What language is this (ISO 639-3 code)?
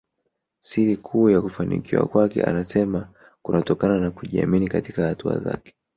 swa